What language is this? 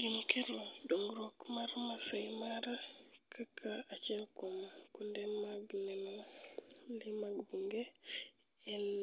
Luo (Kenya and Tanzania)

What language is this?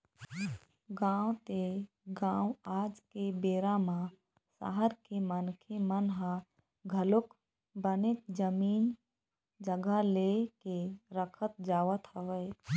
Chhattisgarhi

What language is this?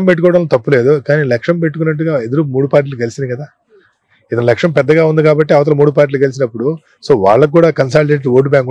Telugu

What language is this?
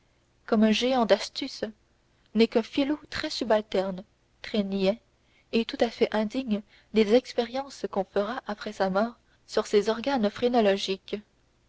French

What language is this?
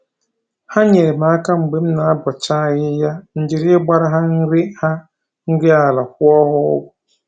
Igbo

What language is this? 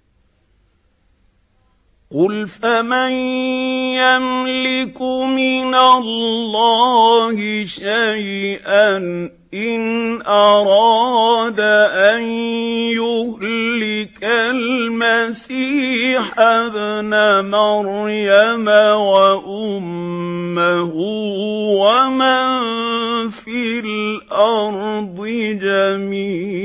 Arabic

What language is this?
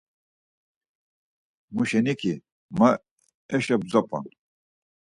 Laz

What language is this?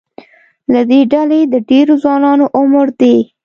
Pashto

